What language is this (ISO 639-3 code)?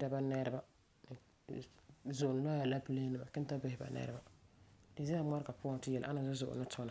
gur